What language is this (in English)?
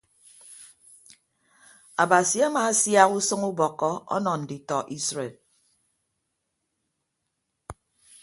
Ibibio